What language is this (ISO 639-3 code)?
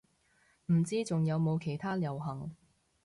yue